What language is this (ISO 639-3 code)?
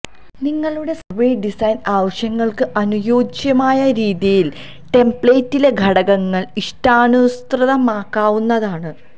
mal